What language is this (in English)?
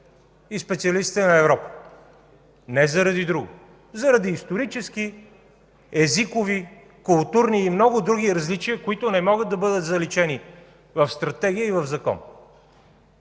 Bulgarian